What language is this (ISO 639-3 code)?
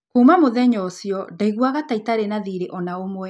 kik